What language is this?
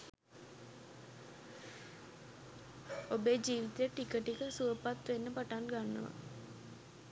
Sinhala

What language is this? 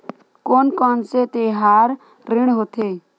Chhattisgarhi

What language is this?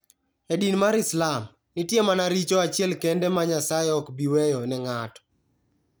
Luo (Kenya and Tanzania)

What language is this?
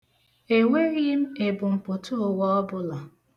Igbo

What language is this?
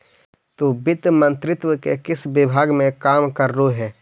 Magahi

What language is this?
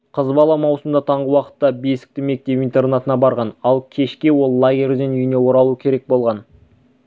Kazakh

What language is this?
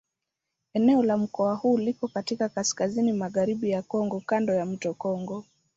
Swahili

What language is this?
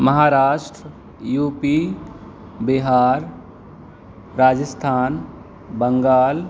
Urdu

